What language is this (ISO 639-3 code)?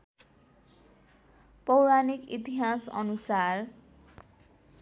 nep